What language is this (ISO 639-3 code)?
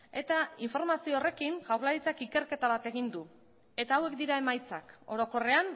eus